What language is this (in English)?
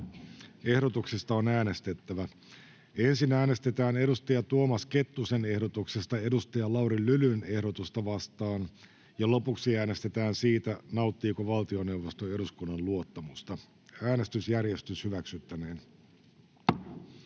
Finnish